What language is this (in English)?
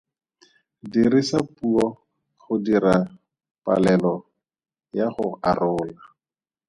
Tswana